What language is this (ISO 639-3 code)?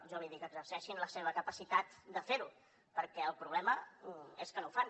cat